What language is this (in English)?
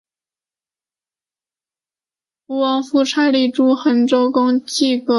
Chinese